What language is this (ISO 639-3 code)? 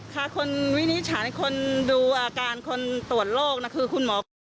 tha